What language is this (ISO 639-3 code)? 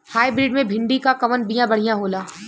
bho